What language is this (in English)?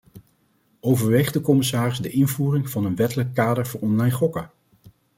Dutch